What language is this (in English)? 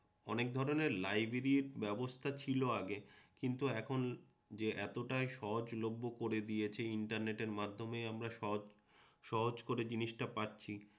Bangla